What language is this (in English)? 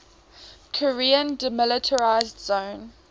English